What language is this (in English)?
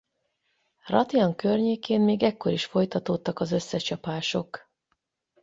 Hungarian